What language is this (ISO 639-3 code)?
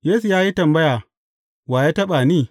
hau